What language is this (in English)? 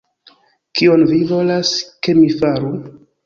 Esperanto